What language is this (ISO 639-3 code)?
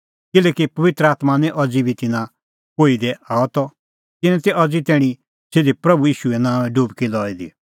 kfx